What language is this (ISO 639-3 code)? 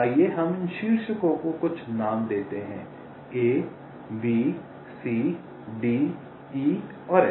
hin